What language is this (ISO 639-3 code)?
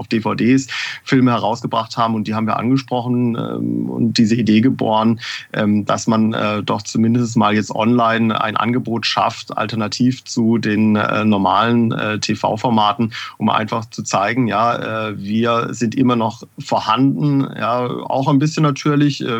deu